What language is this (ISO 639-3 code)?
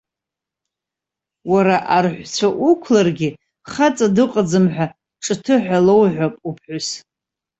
abk